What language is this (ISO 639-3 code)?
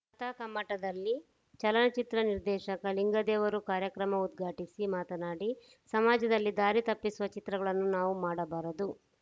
kan